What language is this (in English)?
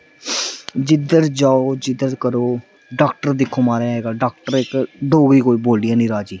Dogri